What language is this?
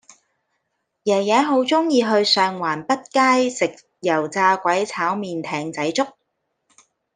Cantonese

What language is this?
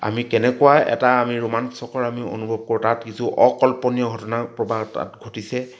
Assamese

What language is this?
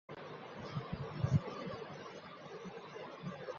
Bangla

